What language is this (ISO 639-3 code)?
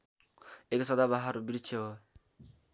nep